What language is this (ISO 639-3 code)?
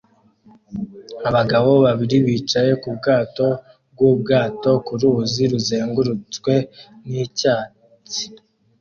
kin